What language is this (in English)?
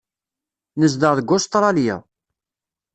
Kabyle